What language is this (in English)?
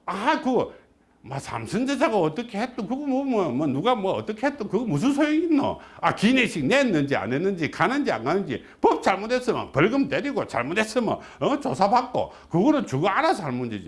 Korean